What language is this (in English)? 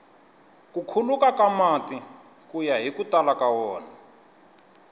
Tsonga